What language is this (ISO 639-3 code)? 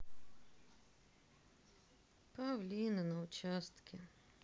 rus